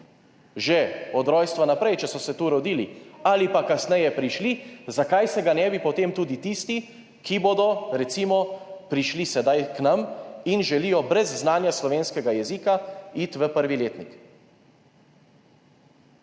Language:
Slovenian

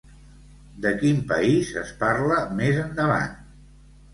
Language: Catalan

